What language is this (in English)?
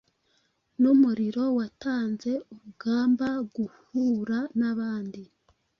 Kinyarwanda